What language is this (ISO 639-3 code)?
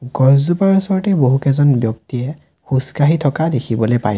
asm